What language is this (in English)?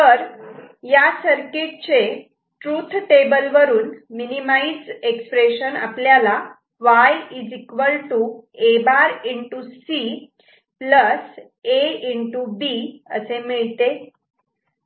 Marathi